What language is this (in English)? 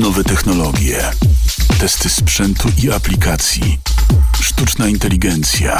Polish